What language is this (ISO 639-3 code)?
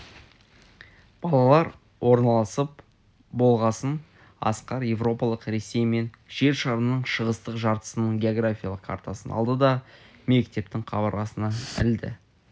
kaz